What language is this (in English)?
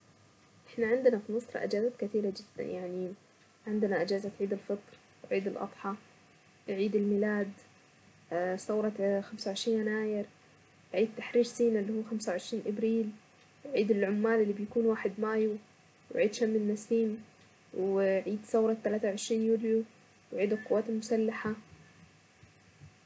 Saidi Arabic